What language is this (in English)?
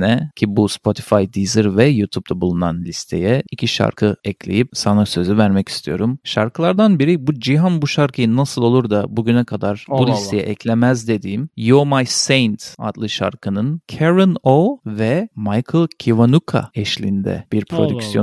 Turkish